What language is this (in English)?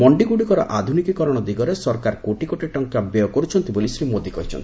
Odia